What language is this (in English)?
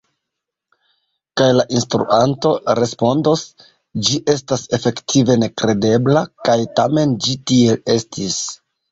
Esperanto